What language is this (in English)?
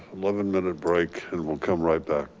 English